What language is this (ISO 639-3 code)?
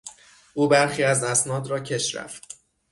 fas